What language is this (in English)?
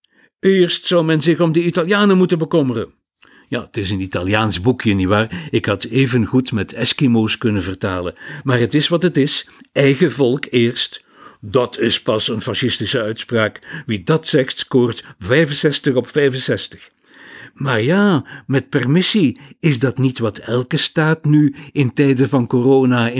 Dutch